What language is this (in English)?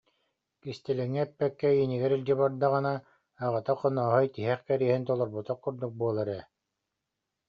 Yakut